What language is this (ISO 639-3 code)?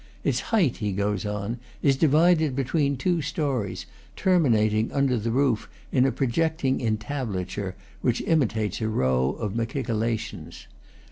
eng